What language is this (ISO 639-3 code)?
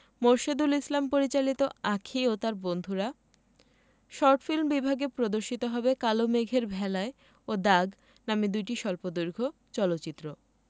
ben